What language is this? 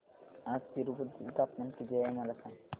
Marathi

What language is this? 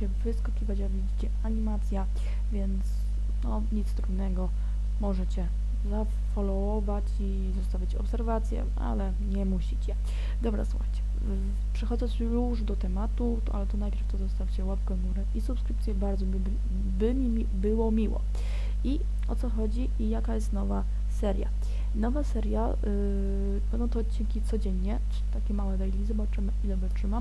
Polish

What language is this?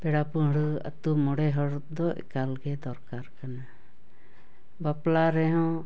Santali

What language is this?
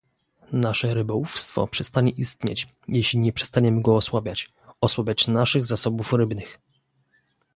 Polish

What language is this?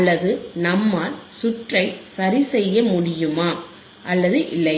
Tamil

